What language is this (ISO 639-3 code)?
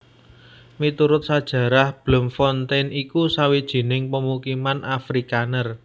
jav